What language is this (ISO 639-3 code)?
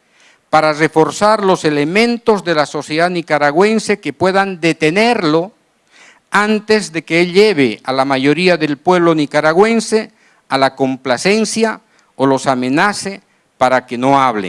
spa